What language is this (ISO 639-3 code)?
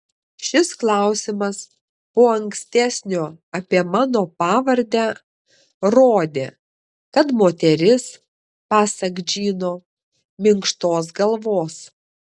lit